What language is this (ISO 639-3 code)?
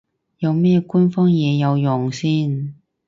yue